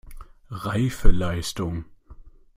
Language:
German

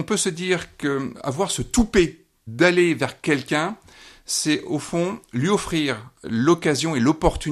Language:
French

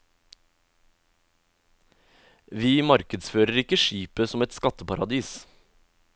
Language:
Norwegian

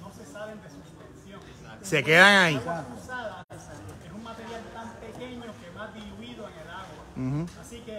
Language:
Spanish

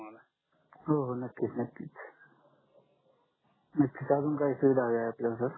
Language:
Marathi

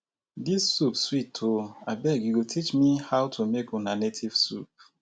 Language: Nigerian Pidgin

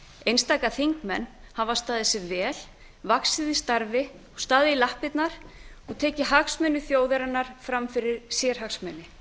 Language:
Icelandic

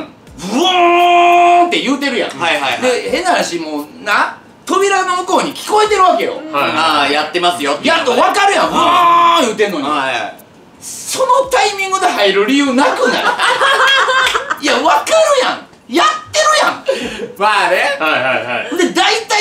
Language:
Japanese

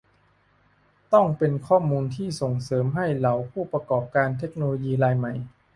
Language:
Thai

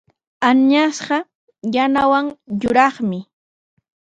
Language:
Sihuas Ancash Quechua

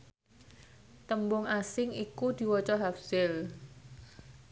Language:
Javanese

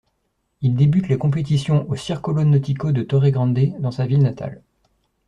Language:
French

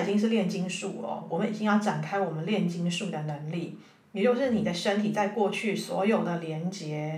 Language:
Chinese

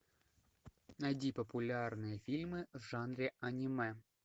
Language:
Russian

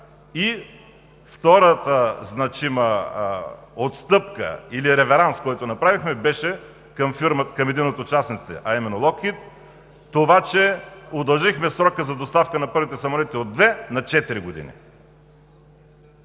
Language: Bulgarian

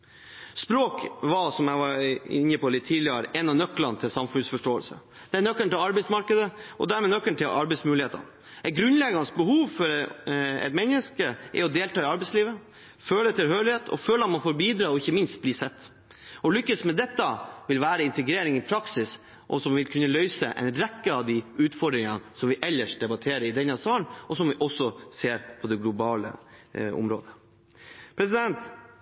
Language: Norwegian Bokmål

